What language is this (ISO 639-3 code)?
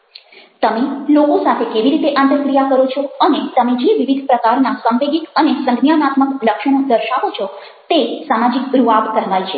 guj